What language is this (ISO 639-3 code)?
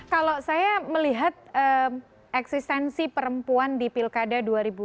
ind